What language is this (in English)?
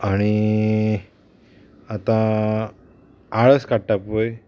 Konkani